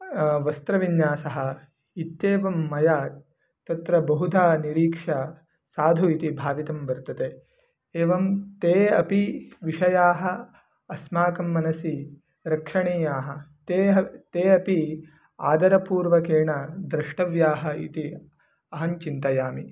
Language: Sanskrit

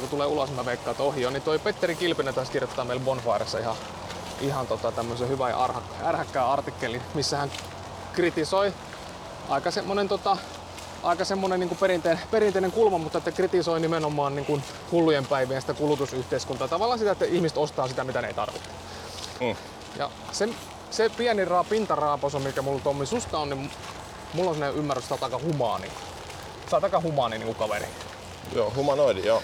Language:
Finnish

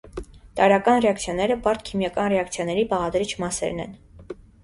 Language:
Armenian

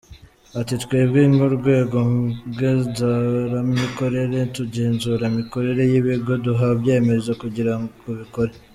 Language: Kinyarwanda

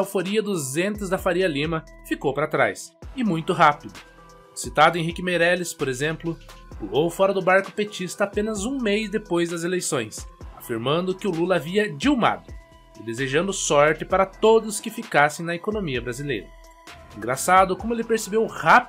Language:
Portuguese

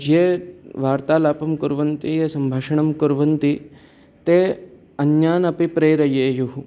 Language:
Sanskrit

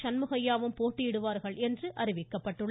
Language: Tamil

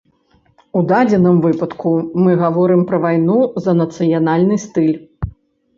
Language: Belarusian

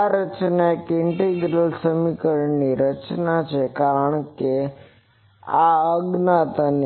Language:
Gujarati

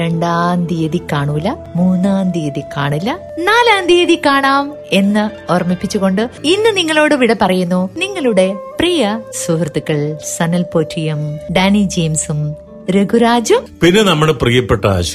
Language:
Malayalam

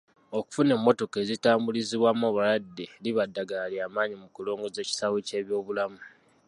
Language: Ganda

